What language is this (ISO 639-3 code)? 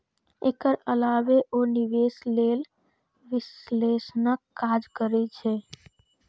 mai